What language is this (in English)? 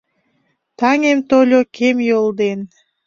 Mari